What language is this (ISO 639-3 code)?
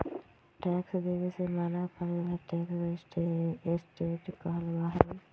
mag